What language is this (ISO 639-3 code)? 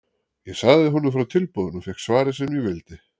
isl